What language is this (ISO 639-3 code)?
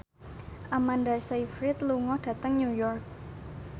jav